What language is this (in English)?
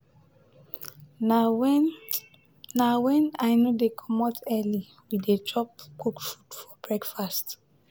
Nigerian Pidgin